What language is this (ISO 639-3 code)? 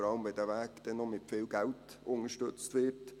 gsw